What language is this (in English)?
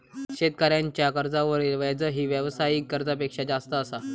Marathi